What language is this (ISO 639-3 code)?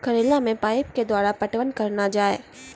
mai